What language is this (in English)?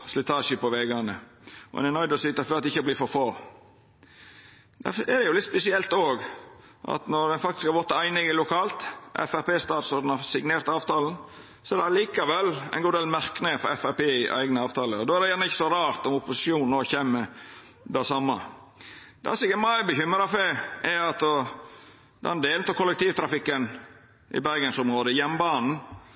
Norwegian Nynorsk